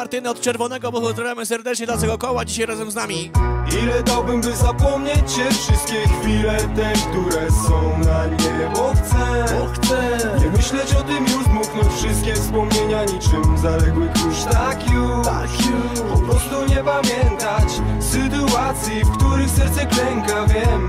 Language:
Polish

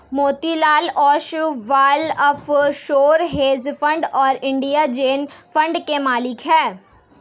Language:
Hindi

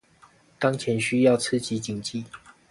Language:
Chinese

